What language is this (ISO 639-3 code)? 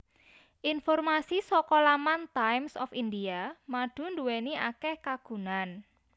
jav